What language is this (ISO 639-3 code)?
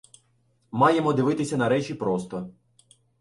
ukr